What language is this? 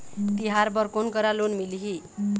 Chhattisgarhi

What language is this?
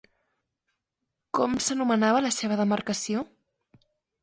Catalan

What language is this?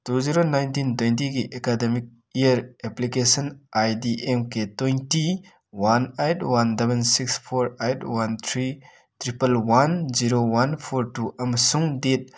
Manipuri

